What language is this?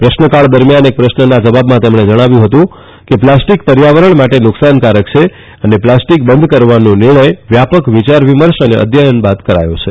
Gujarati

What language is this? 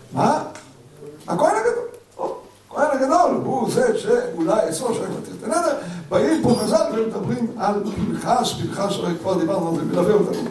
Hebrew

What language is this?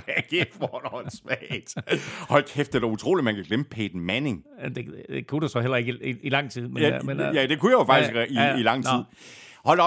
Danish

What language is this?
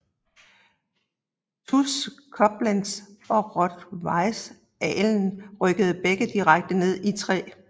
Danish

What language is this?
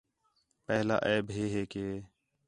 Khetrani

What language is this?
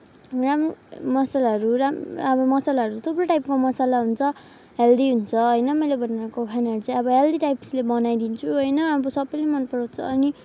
Nepali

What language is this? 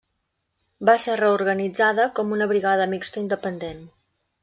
Catalan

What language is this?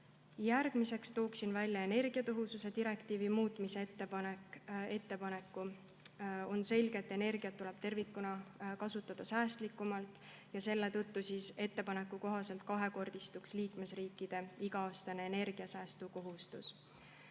Estonian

